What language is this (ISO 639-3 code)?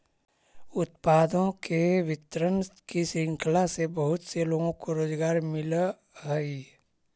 mag